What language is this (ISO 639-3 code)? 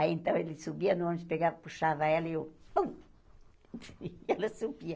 por